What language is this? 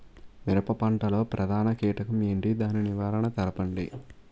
Telugu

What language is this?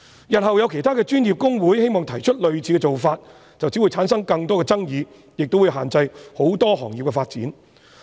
Cantonese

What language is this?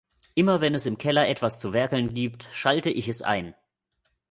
German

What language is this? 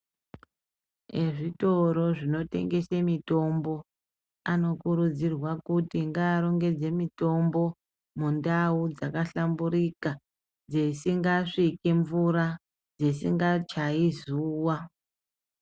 Ndau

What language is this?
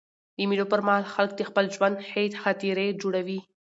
Pashto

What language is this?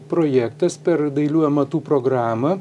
Lithuanian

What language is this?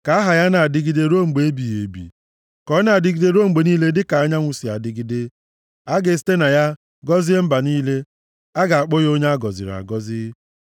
Igbo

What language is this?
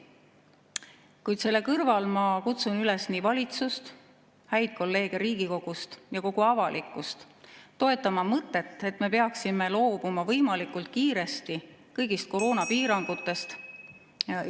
Estonian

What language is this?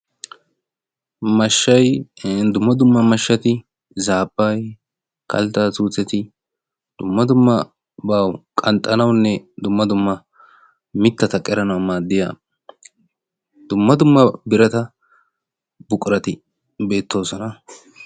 Wolaytta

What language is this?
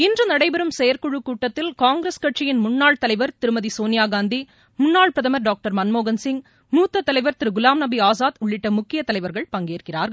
Tamil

